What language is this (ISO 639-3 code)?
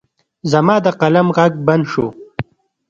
pus